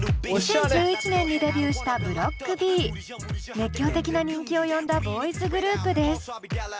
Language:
Japanese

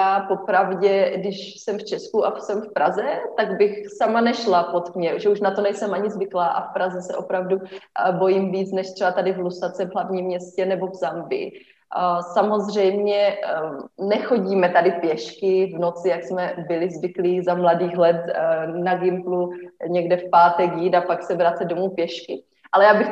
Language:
Czech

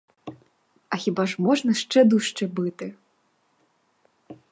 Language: Ukrainian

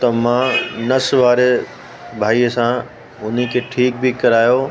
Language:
Sindhi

